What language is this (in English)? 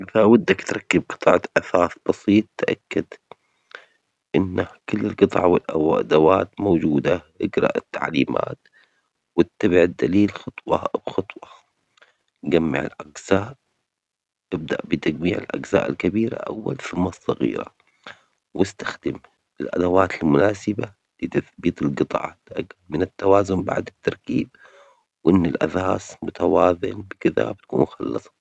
Omani Arabic